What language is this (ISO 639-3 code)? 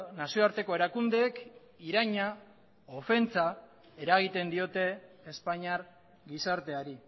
eus